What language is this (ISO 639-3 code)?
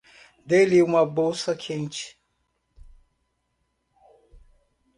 por